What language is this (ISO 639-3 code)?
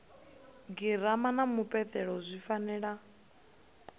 ven